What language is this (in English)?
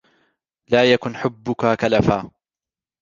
Arabic